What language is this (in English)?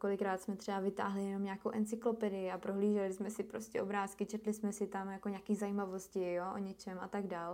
Czech